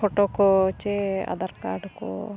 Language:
Santali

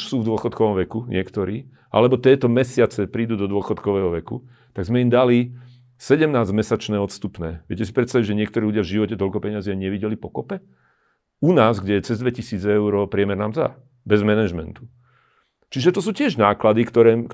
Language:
Slovak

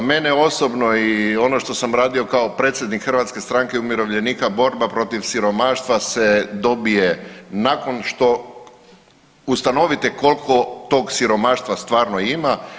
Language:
Croatian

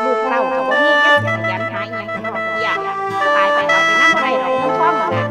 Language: Thai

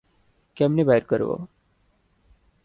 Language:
Bangla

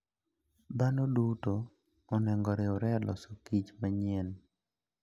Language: Luo (Kenya and Tanzania)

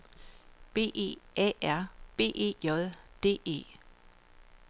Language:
Danish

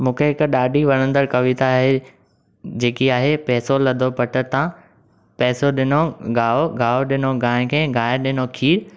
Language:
Sindhi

